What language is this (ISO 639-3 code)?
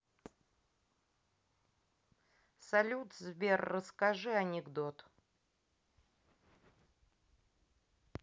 rus